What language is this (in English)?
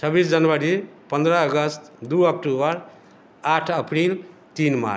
Maithili